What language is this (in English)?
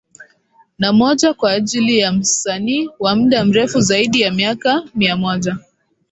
Swahili